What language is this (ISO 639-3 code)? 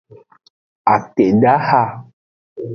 ajg